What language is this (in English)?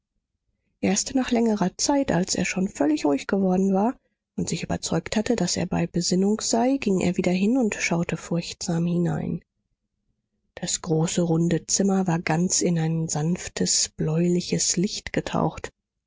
German